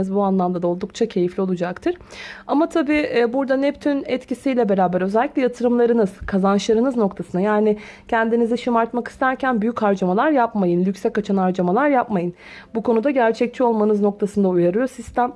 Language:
Turkish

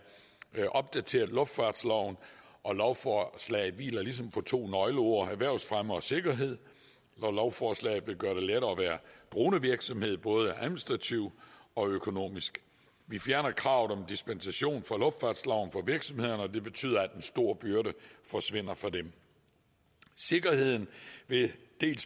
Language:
Danish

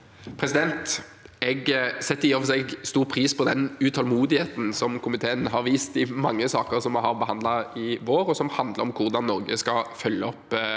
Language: Norwegian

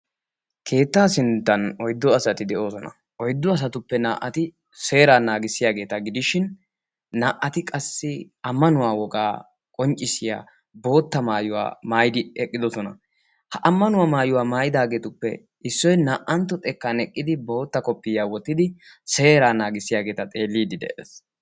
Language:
Wolaytta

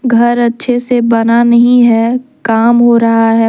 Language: Hindi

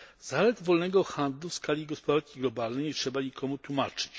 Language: Polish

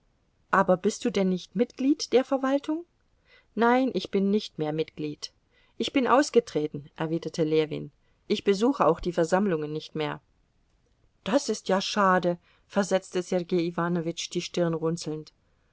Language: German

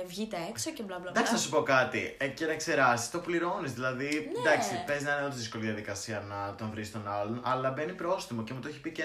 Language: Greek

